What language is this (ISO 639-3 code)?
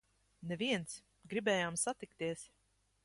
lav